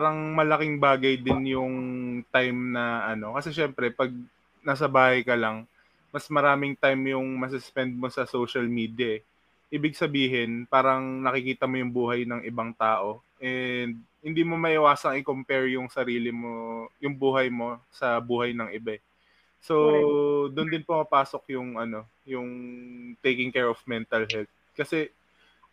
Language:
Filipino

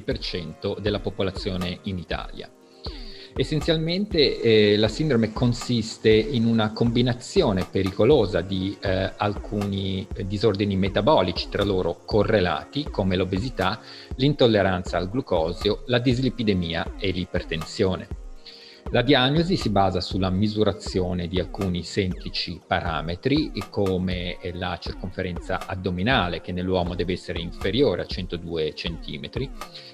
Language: Italian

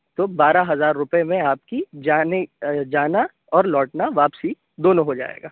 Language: Urdu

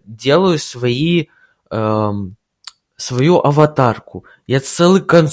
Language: Russian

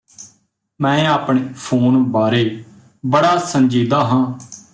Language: Punjabi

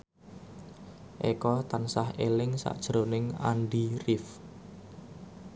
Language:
Javanese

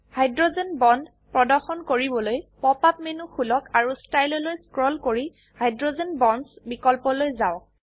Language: Assamese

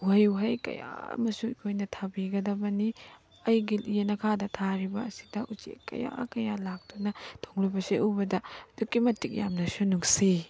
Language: Manipuri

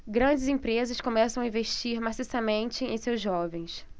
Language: Portuguese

